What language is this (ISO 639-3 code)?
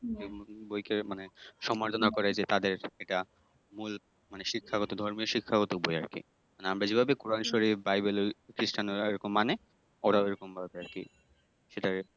ben